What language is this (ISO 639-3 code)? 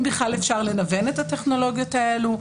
heb